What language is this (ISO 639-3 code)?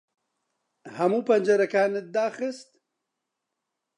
ckb